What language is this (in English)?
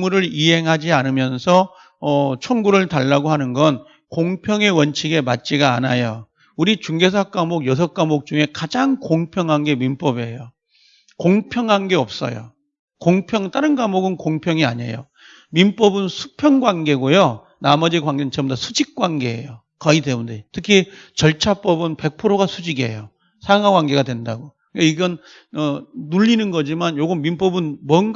Korean